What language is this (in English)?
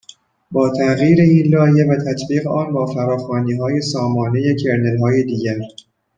Persian